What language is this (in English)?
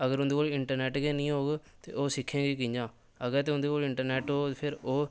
Dogri